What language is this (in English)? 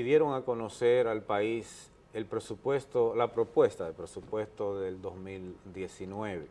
Spanish